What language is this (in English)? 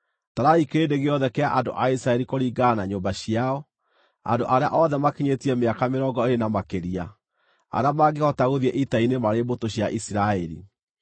Kikuyu